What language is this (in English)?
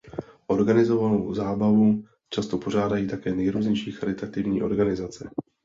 Czech